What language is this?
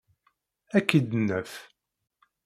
Kabyle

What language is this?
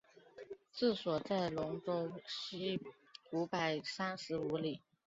Chinese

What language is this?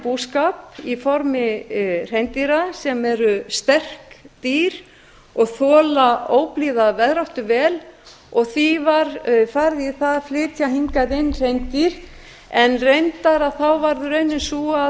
Icelandic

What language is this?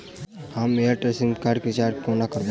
Maithili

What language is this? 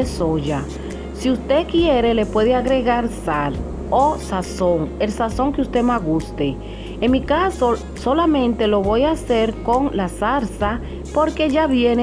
Spanish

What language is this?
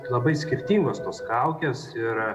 Lithuanian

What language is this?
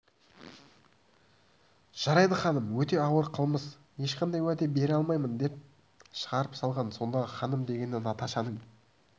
Kazakh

